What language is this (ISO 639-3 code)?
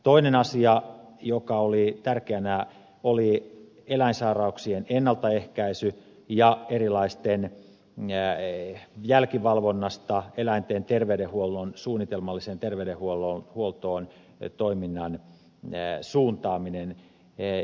fin